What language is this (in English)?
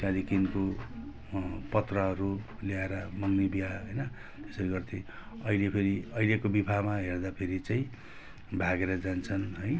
Nepali